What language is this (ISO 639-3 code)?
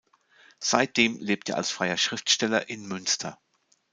deu